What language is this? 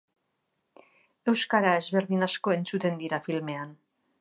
Basque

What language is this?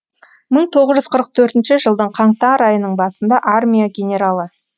Kazakh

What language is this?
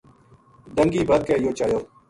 Gujari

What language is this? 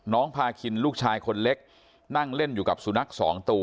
Thai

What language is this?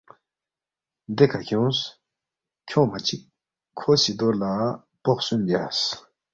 Balti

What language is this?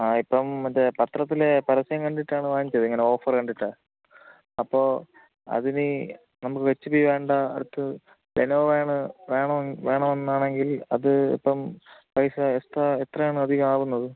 Malayalam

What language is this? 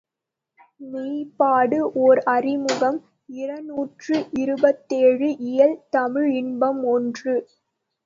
Tamil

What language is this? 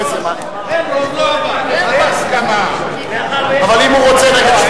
Hebrew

